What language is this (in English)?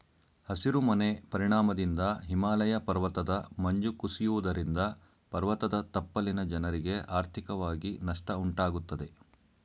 Kannada